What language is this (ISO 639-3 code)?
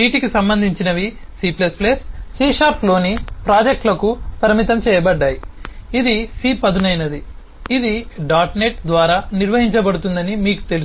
tel